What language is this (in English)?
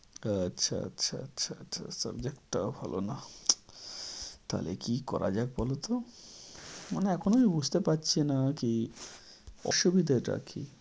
Bangla